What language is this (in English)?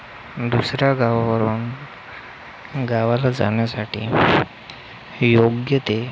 Marathi